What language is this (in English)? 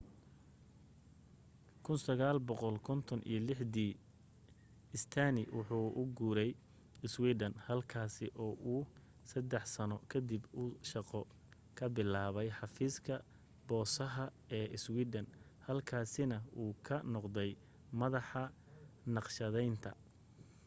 Somali